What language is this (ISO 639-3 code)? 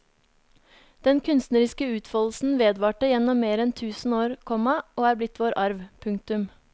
nor